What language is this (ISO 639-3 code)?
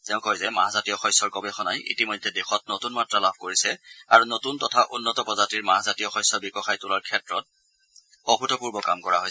asm